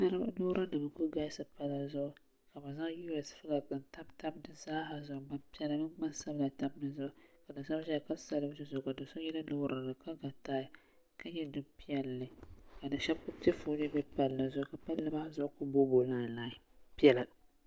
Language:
Dagbani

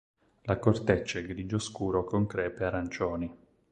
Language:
Italian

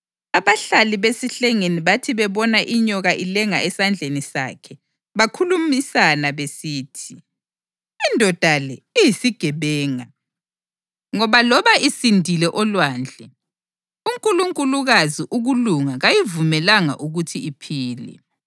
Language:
North Ndebele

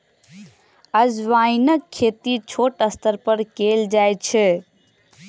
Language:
Maithili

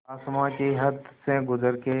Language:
Hindi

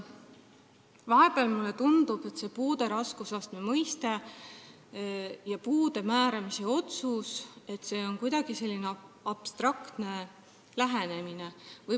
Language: Estonian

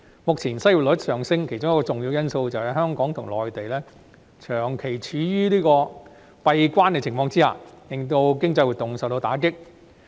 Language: Cantonese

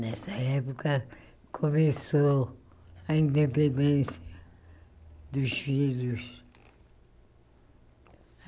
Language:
Portuguese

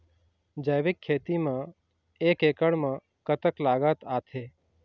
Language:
Chhattisgarhi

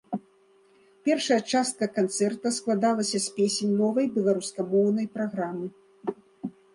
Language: Belarusian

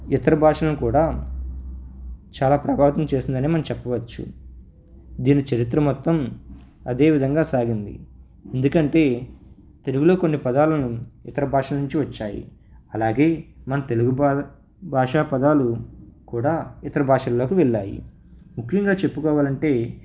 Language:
Telugu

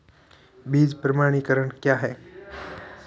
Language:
Hindi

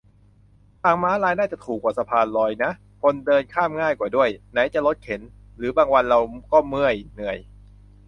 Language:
Thai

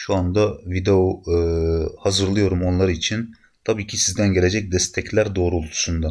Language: Turkish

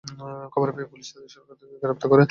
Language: Bangla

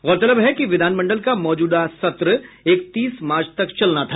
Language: Hindi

